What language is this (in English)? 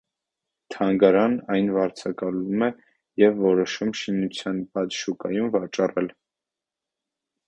Armenian